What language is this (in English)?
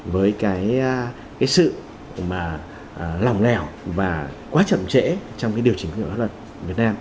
Vietnamese